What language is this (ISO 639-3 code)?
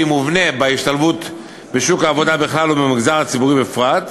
heb